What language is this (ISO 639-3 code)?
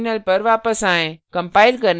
hin